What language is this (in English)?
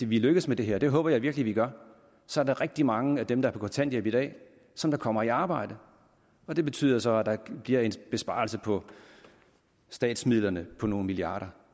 Danish